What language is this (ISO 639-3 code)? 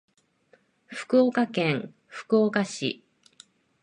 jpn